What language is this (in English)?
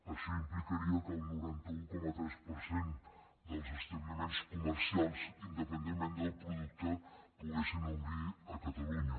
Catalan